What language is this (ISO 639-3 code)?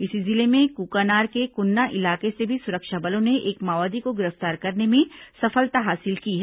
hin